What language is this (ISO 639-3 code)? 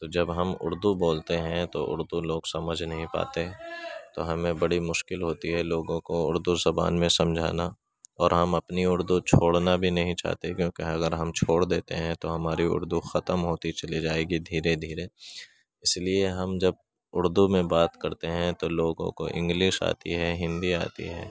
urd